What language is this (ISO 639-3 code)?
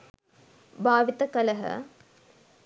sin